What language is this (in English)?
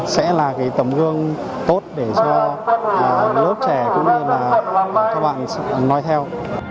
Vietnamese